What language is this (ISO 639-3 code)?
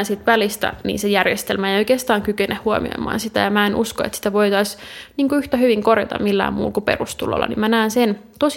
fin